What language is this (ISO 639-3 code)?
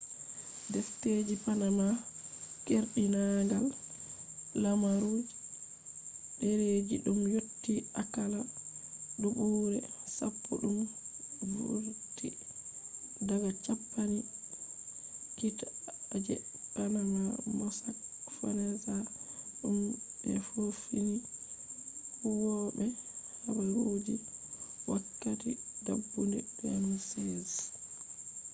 ful